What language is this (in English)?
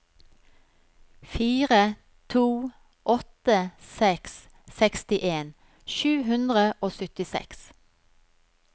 Norwegian